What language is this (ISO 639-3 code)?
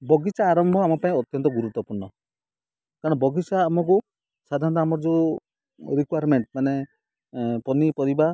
ori